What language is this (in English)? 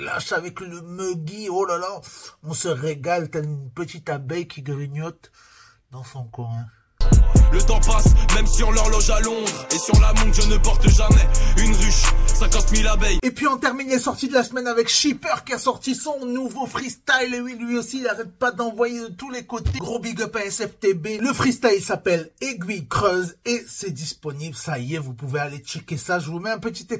French